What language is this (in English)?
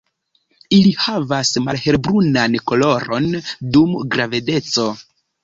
Esperanto